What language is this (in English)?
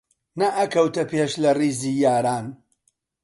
Central Kurdish